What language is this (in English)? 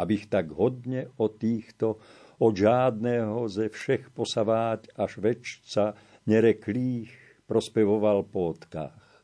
Slovak